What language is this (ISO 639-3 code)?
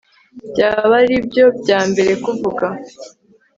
kin